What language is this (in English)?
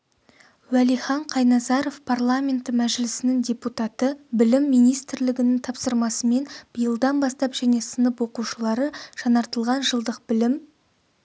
Kazakh